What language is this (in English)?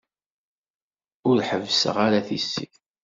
Kabyle